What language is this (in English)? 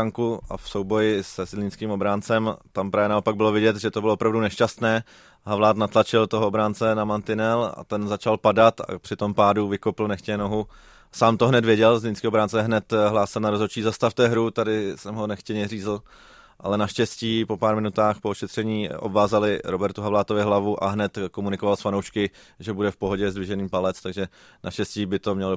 Czech